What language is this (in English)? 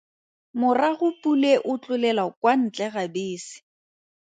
Tswana